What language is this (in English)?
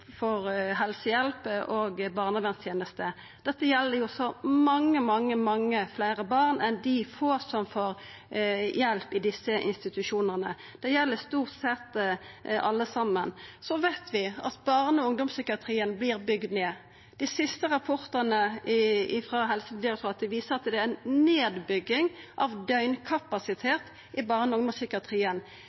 Norwegian Nynorsk